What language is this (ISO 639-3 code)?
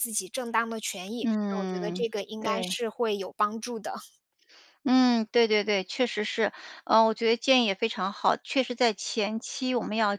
zho